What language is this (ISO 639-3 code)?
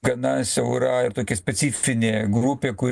lit